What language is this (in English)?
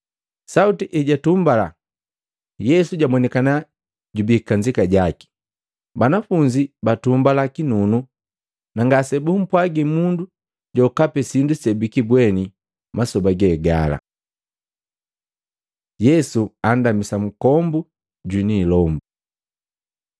Matengo